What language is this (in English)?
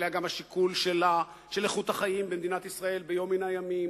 Hebrew